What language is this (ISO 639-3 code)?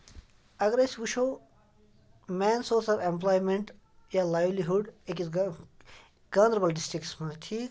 kas